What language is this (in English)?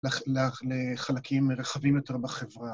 Hebrew